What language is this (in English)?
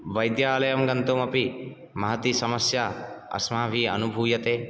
Sanskrit